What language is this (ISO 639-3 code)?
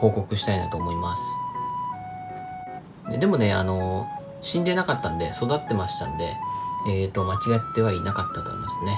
jpn